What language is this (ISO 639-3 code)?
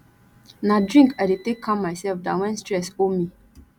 pcm